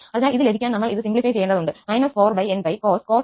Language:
Malayalam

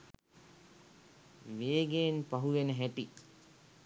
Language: Sinhala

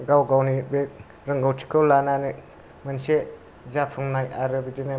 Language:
Bodo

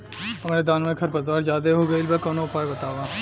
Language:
Bhojpuri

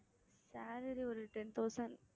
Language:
Tamil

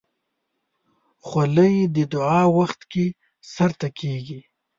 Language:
Pashto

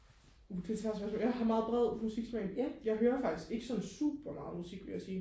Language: Danish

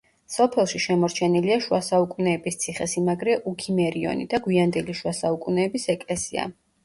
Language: Georgian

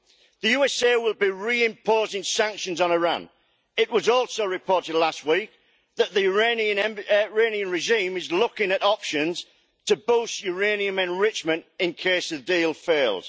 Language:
English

